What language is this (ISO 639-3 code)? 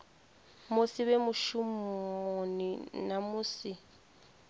ven